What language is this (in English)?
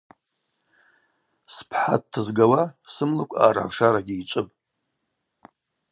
Abaza